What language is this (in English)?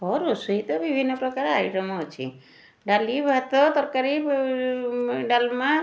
Odia